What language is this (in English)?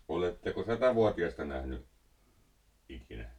Finnish